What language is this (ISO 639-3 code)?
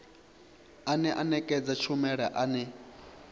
ven